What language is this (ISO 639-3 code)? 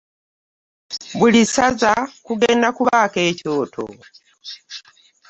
lug